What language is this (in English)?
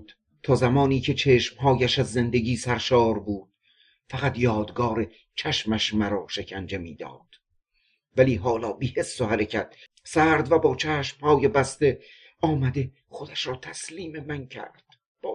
Persian